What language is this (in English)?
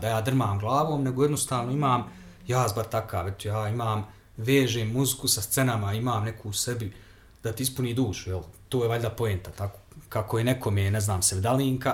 Croatian